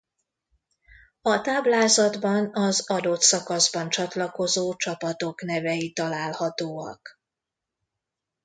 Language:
Hungarian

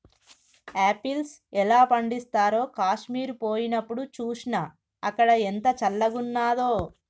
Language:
Telugu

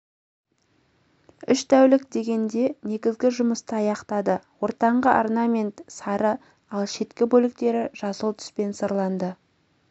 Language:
Kazakh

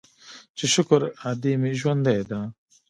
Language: Pashto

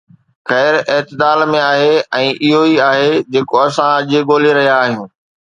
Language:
Sindhi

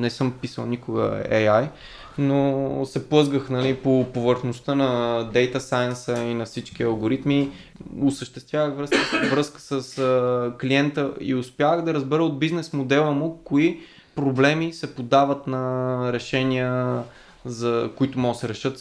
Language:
Bulgarian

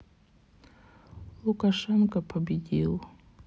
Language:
Russian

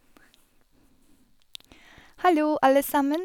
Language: Norwegian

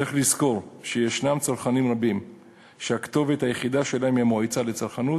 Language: Hebrew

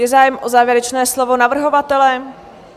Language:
Czech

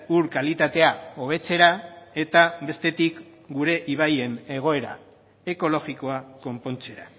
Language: Basque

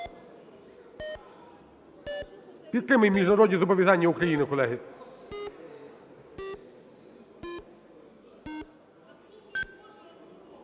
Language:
Ukrainian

